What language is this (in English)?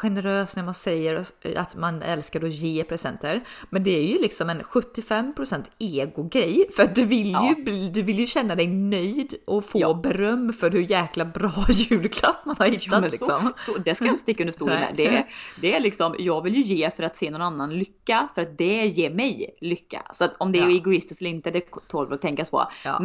Swedish